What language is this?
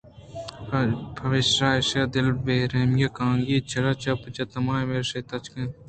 Eastern Balochi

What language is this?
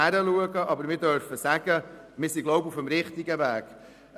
Swiss German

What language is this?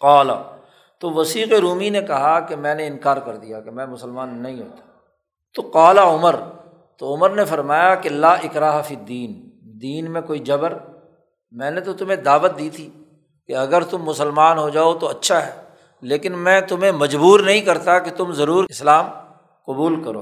Urdu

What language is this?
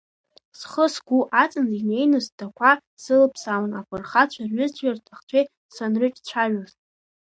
Abkhazian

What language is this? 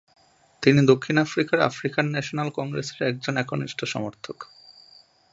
Bangla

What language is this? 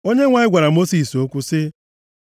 Igbo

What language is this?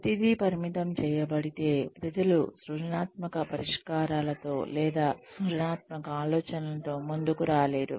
Telugu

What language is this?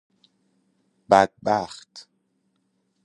Persian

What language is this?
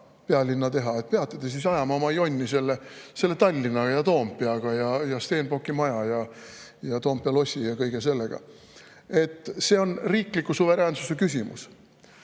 Estonian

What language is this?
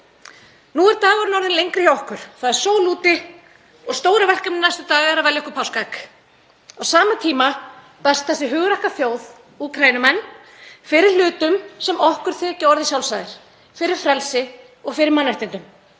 Icelandic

